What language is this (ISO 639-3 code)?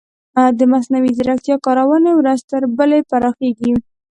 pus